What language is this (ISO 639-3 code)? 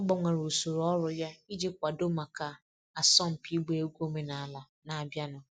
ibo